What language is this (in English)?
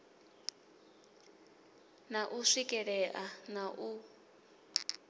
Venda